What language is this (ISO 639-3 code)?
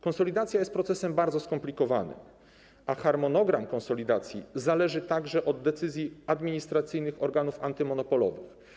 pol